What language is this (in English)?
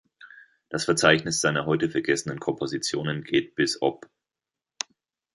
German